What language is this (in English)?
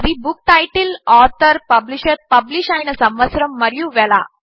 Telugu